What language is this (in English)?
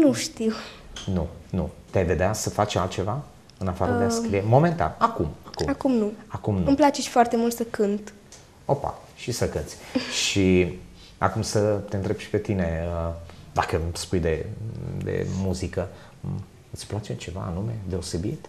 Romanian